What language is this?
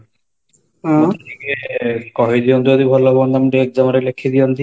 Odia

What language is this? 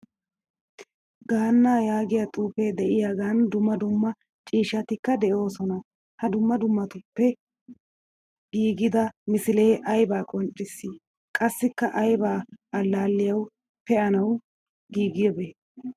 Wolaytta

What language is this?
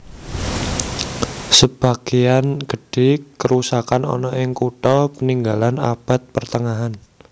Javanese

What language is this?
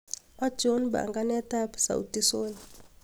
Kalenjin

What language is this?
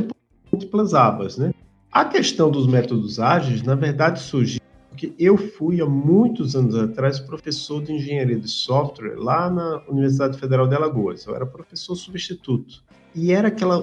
Portuguese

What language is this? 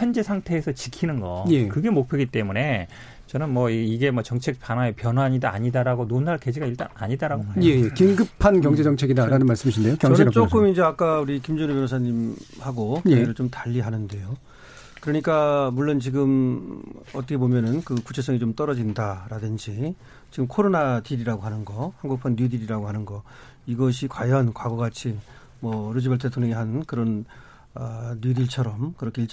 Korean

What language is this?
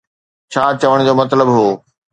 Sindhi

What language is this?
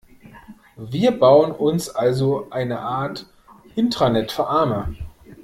German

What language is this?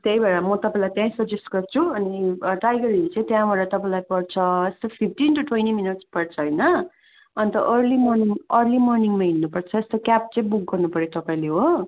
Nepali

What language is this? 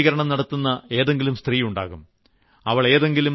Malayalam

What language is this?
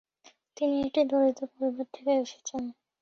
Bangla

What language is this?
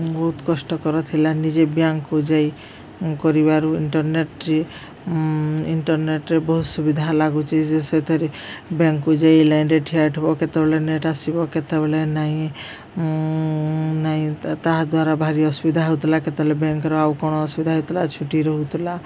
Odia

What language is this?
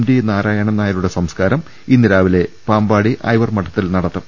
Malayalam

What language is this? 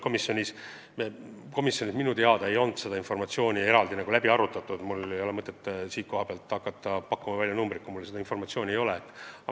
Estonian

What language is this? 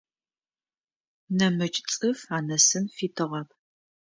Adyghe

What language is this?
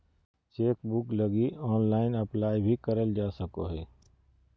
Magahi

